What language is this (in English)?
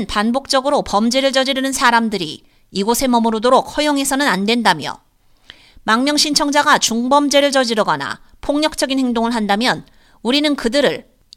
Korean